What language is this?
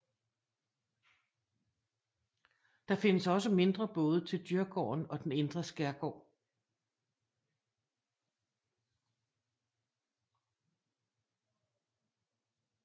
Danish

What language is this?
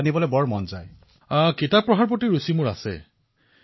Assamese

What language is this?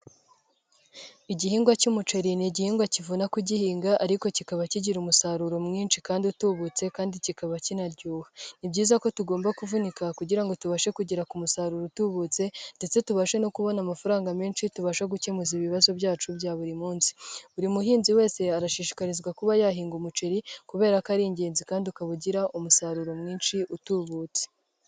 Kinyarwanda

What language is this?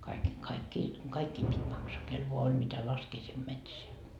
Finnish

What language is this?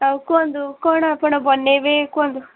Odia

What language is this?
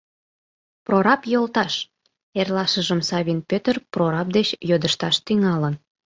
Mari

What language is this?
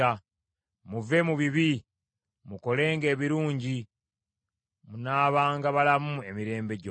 Ganda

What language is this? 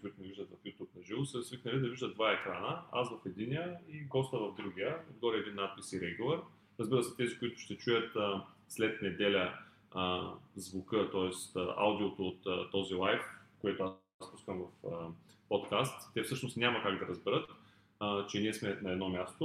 Bulgarian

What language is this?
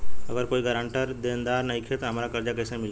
Bhojpuri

